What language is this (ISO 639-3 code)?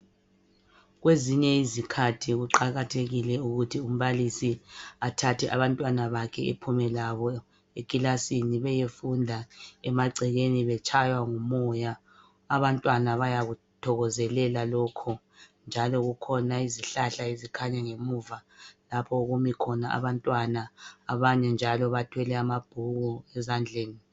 nde